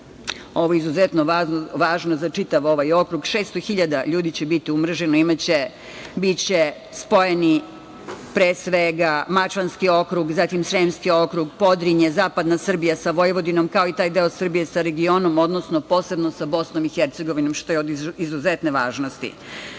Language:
Serbian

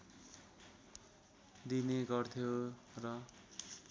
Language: Nepali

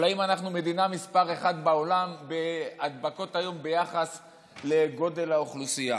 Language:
Hebrew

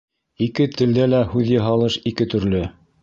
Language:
Bashkir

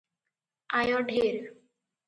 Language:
Odia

